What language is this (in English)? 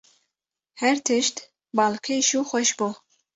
Kurdish